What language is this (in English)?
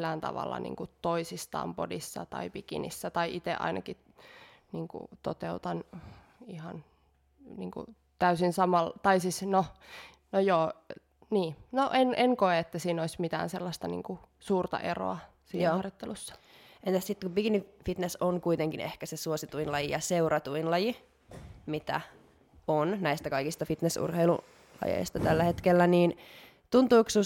Finnish